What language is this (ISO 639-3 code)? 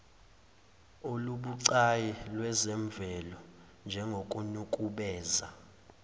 zul